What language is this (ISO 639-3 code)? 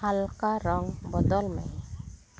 sat